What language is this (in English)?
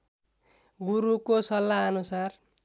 Nepali